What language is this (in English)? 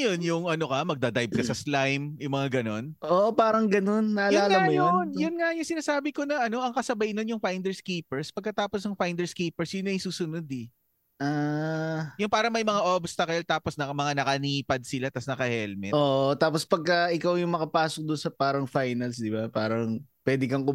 Filipino